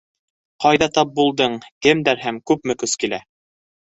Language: Bashkir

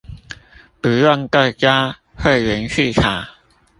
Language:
Chinese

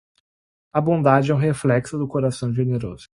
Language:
Portuguese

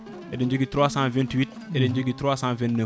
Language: Fula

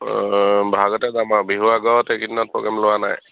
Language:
Assamese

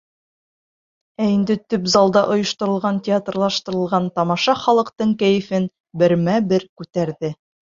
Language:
Bashkir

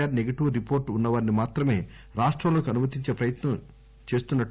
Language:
Telugu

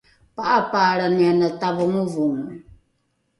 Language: Rukai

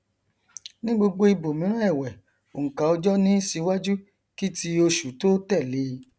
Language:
Yoruba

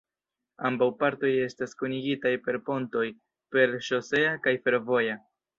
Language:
Esperanto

